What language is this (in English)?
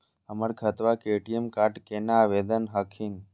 Magahi